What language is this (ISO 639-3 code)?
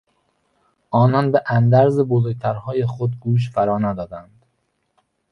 fas